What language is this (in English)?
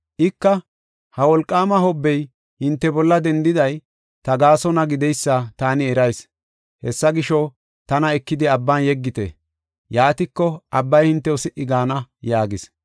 Gofa